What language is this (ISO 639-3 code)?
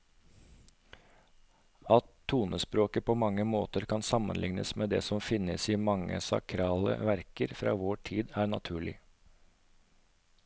nor